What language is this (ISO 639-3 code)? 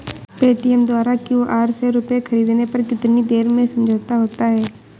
hin